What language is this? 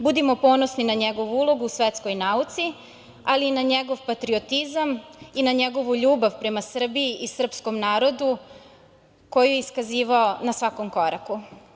Serbian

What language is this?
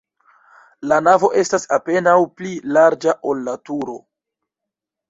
Esperanto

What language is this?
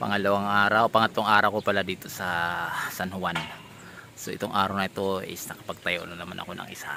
Filipino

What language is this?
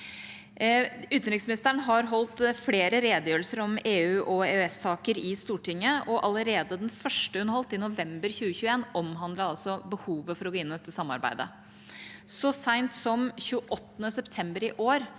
Norwegian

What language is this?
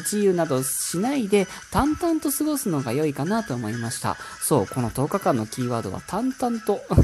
Japanese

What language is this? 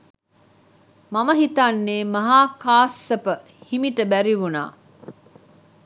Sinhala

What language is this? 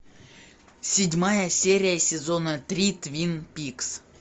Russian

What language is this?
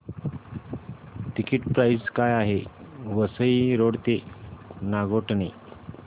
Marathi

